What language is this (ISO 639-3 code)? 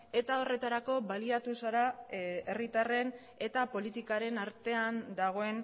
eus